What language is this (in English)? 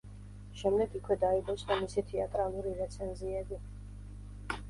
Georgian